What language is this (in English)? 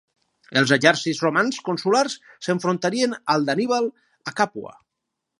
Catalan